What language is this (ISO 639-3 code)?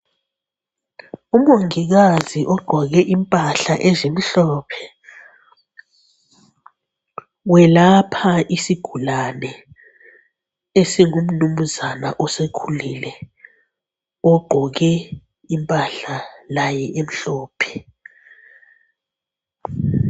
nde